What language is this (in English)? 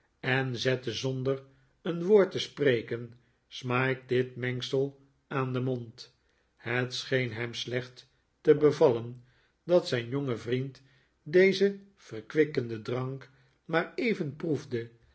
Dutch